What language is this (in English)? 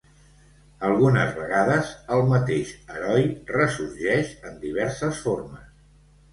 Catalan